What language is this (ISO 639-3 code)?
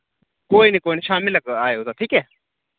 doi